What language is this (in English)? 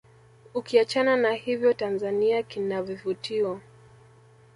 Swahili